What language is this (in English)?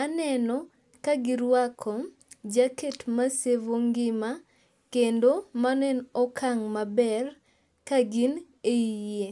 Luo (Kenya and Tanzania)